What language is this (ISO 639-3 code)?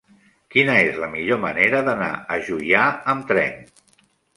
cat